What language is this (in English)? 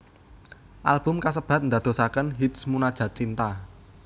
Javanese